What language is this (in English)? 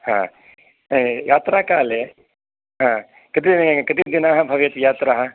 Sanskrit